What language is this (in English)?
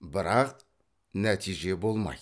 Kazakh